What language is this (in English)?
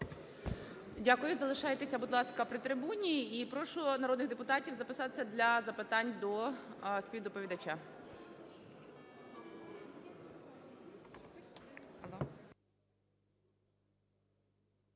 Ukrainian